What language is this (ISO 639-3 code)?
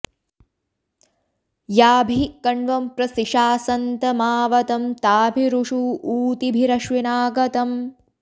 san